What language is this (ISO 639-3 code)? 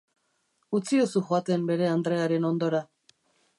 eus